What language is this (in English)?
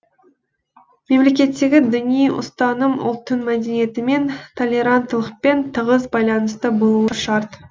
Kazakh